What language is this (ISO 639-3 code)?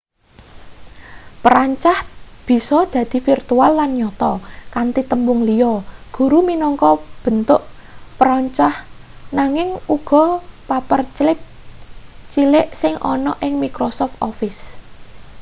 jav